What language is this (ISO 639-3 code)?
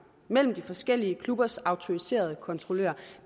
dan